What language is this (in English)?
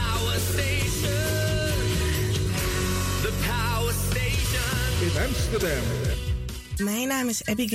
Dutch